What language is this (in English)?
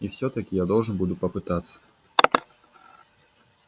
Russian